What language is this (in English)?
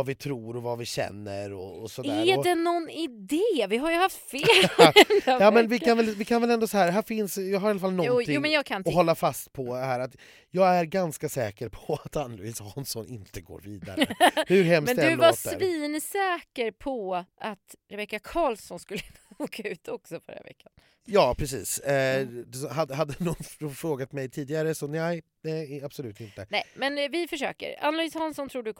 Swedish